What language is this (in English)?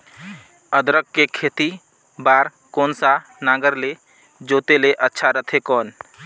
Chhattisgarhi